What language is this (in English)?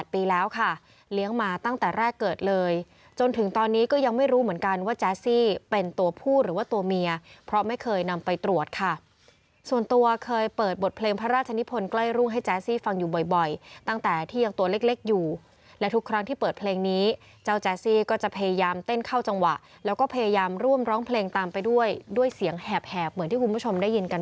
Thai